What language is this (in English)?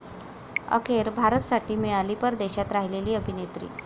Marathi